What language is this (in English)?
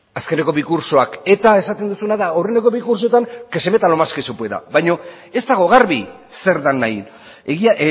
Basque